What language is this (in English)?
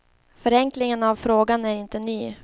Swedish